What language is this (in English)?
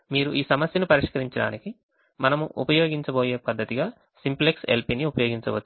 Telugu